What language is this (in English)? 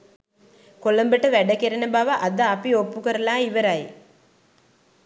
Sinhala